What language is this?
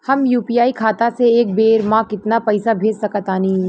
Bhojpuri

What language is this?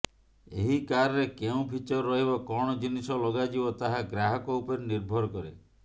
Odia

